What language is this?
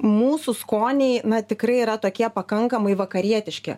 Lithuanian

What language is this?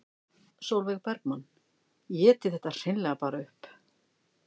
Icelandic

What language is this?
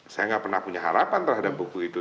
Indonesian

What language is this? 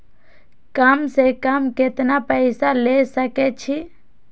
Maithili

